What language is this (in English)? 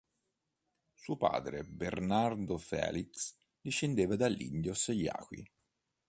Italian